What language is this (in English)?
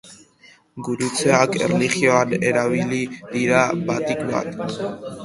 Basque